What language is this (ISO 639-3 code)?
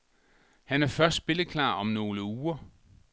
dan